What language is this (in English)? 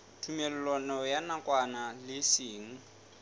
Southern Sotho